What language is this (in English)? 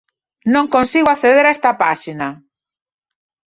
Galician